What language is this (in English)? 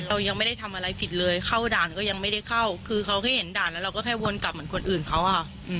Thai